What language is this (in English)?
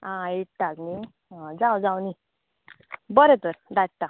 Konkani